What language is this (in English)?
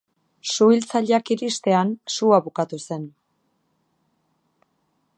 Basque